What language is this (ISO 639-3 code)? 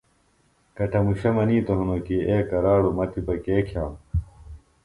phl